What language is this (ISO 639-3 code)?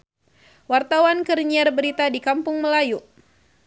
sun